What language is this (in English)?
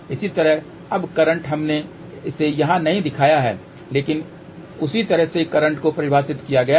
Hindi